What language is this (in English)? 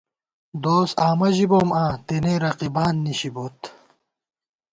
Gawar-Bati